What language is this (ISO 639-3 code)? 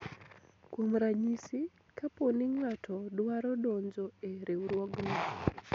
luo